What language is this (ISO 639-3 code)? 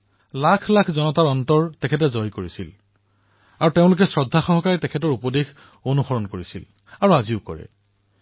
asm